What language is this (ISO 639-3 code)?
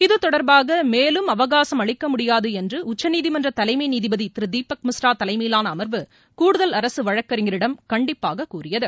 tam